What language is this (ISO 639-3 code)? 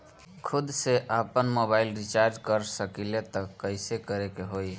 bho